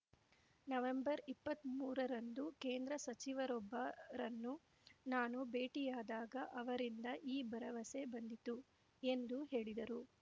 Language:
Kannada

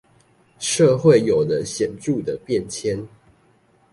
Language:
Chinese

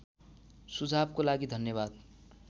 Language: Nepali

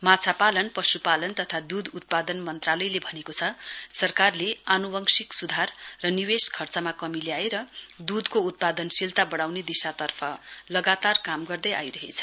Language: Nepali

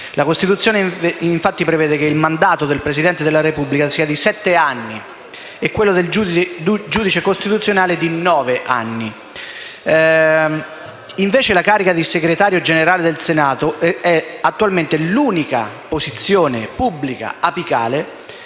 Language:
Italian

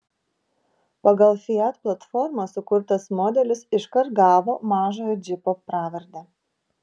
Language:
Lithuanian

